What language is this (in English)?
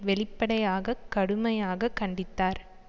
Tamil